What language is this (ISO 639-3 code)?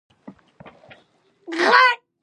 pus